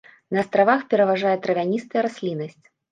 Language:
Belarusian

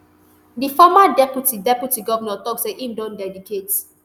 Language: Nigerian Pidgin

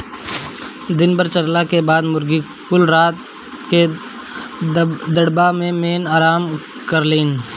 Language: Bhojpuri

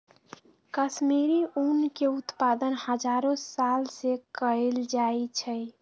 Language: Magahi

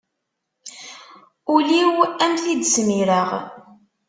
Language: Kabyle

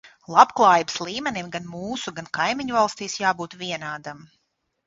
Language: Latvian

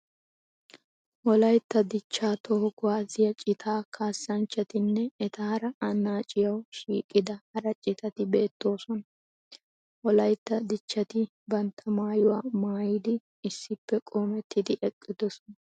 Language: Wolaytta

